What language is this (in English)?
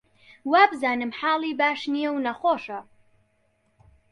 Central Kurdish